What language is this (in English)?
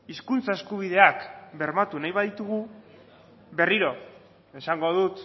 Basque